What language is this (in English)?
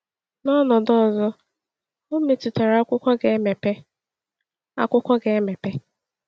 Igbo